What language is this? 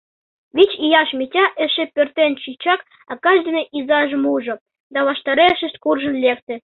Mari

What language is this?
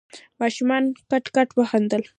Pashto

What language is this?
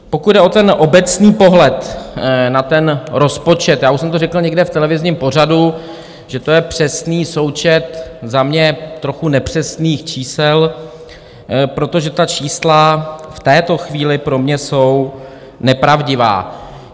Czech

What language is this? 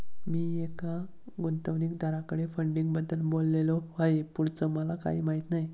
Marathi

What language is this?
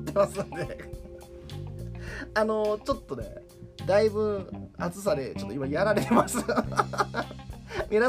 Japanese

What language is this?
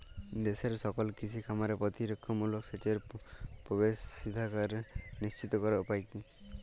Bangla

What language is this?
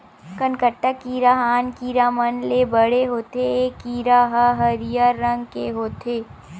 Chhattisgarhi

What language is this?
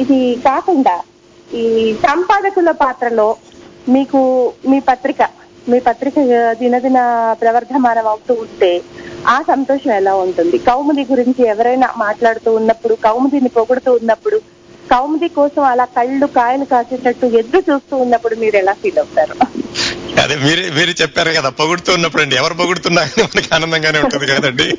Telugu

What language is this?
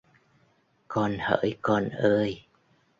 Vietnamese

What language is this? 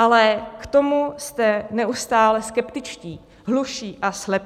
Czech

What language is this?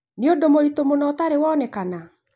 Kikuyu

